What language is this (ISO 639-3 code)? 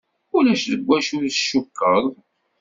kab